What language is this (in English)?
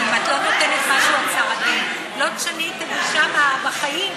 Hebrew